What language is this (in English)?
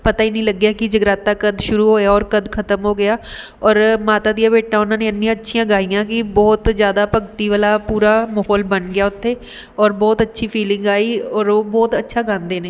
Punjabi